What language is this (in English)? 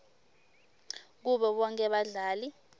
Swati